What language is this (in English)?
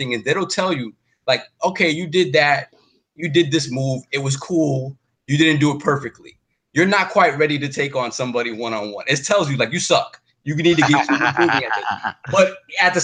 English